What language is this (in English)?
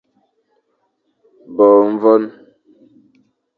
Fang